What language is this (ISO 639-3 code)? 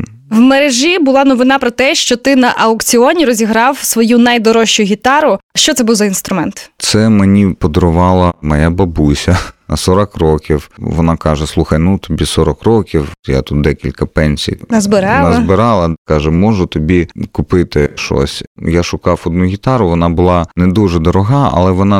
ukr